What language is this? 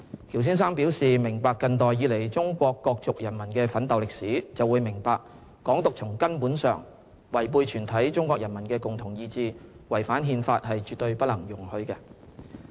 Cantonese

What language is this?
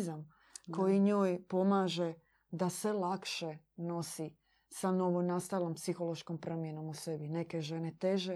Croatian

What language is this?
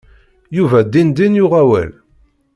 Kabyle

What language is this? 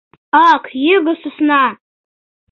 Mari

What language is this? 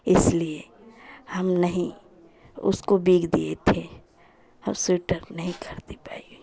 Hindi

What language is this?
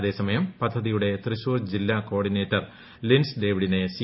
Malayalam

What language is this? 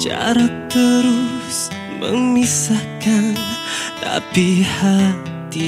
Malay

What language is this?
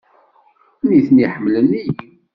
Kabyle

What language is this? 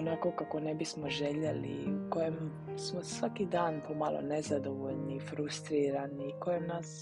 Croatian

